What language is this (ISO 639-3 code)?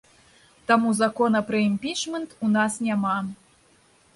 bel